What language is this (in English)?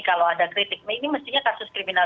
Indonesian